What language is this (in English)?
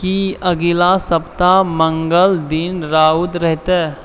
Maithili